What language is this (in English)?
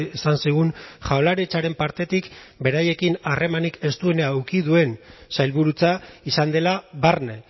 Basque